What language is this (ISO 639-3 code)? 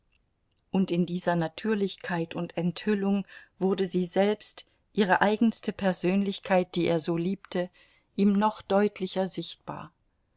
deu